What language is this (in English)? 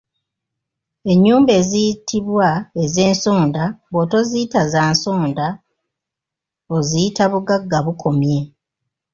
Ganda